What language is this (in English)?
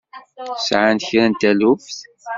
Kabyle